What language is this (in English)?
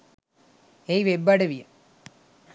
Sinhala